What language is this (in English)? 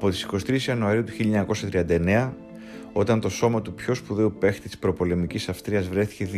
Greek